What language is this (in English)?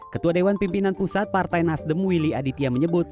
Indonesian